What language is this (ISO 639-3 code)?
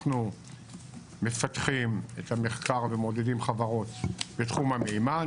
heb